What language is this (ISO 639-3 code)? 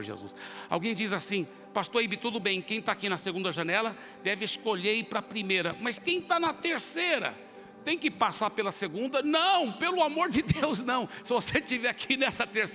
por